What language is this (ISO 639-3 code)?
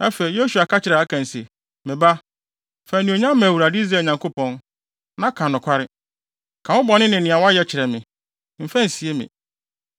aka